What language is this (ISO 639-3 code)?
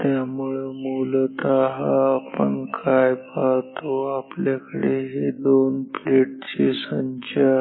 mar